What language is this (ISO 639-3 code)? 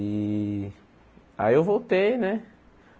por